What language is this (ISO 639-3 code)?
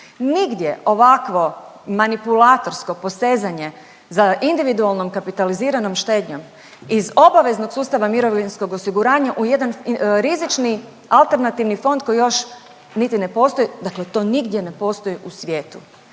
hrv